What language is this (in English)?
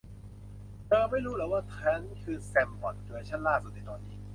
Thai